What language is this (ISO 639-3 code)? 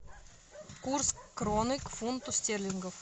rus